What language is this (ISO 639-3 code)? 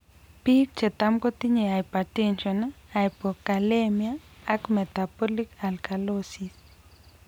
kln